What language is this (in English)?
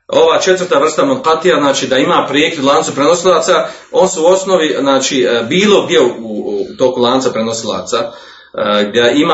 Croatian